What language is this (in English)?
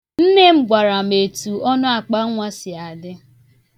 Igbo